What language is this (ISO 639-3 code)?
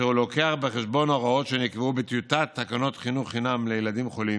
heb